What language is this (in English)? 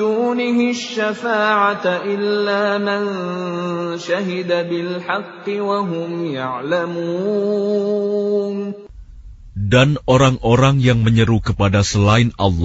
Arabic